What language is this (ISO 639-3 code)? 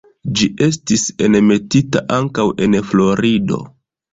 epo